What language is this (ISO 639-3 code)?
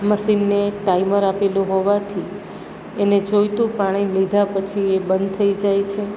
guj